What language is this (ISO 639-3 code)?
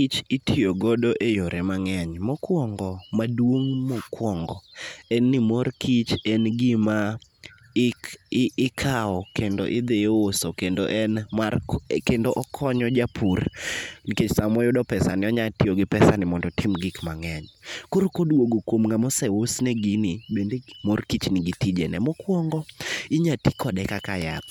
luo